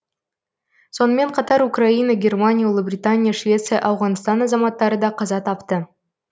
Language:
Kazakh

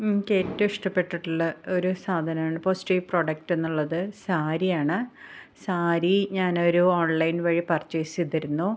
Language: Malayalam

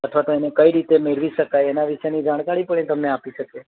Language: Gujarati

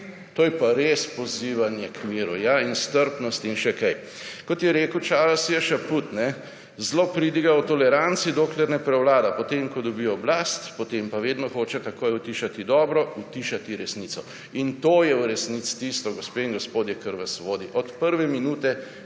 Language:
Slovenian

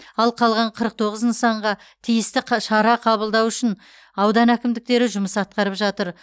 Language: Kazakh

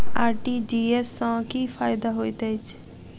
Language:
Maithili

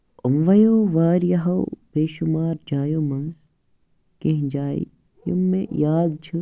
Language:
Kashmiri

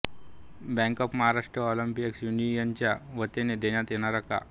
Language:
Marathi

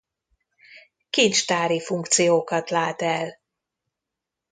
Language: Hungarian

